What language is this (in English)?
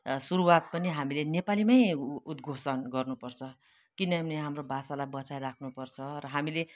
Nepali